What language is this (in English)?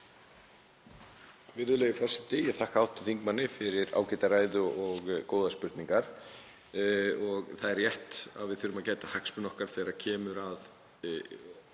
Icelandic